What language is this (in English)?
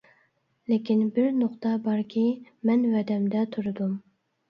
Uyghur